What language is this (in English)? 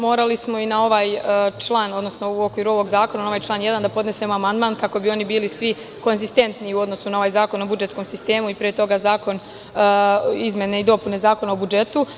Serbian